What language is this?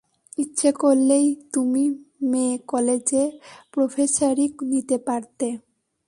Bangla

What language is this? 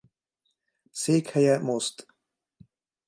Hungarian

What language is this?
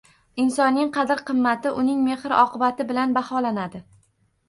Uzbek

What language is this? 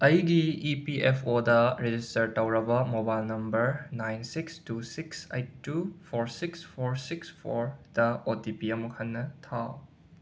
Manipuri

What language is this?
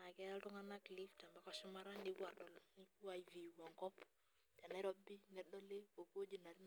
Masai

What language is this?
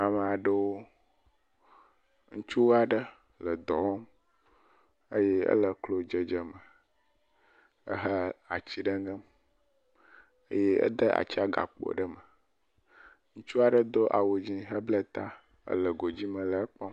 Ewe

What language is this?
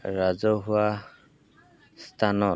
Assamese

